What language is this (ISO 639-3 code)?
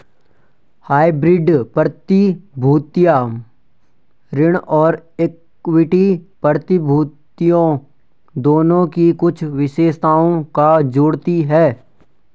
hin